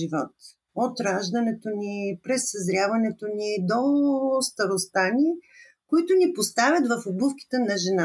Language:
Bulgarian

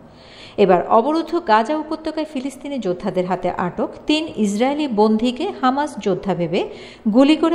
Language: Arabic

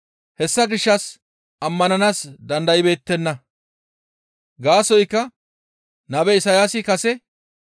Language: Gamo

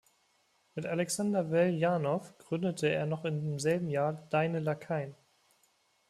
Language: German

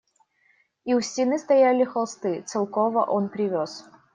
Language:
Russian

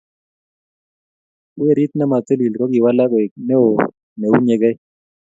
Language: Kalenjin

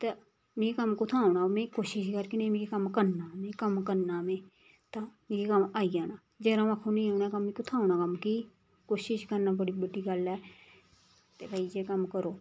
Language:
Dogri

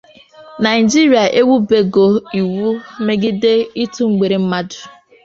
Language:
Igbo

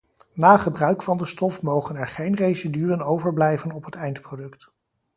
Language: Dutch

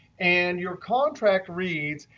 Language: English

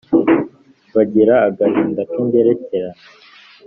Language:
Kinyarwanda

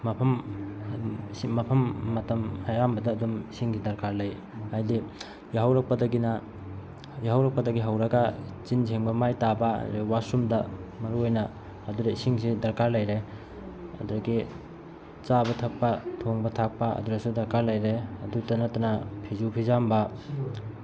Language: Manipuri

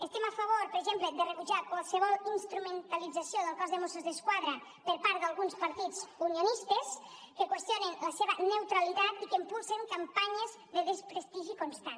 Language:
Catalan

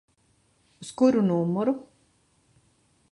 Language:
Latvian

